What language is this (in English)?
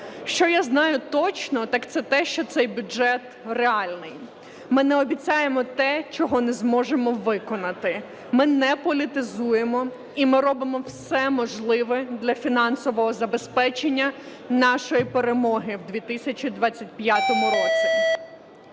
Ukrainian